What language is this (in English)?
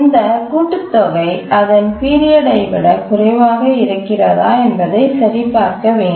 Tamil